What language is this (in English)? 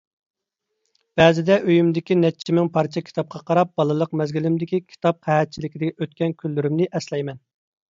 Uyghur